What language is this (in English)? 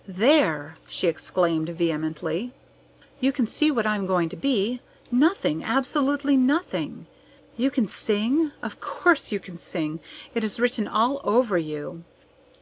English